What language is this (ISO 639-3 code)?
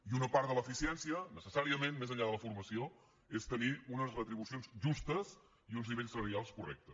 cat